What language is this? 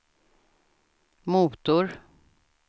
Swedish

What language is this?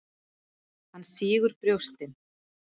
Icelandic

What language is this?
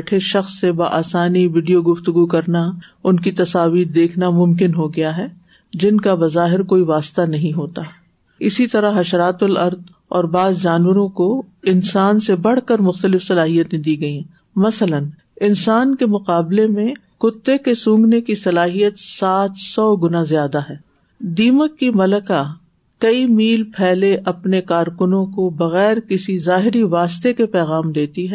Urdu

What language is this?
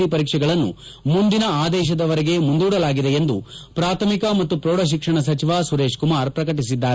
Kannada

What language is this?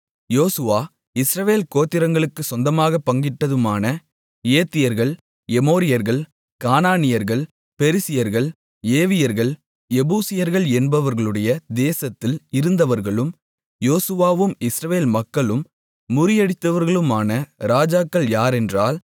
Tamil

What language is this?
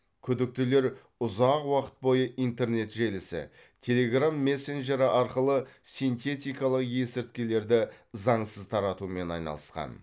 Kazakh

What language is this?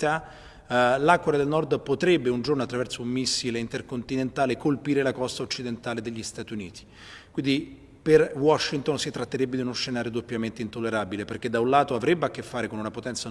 Italian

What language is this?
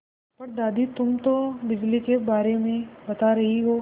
Hindi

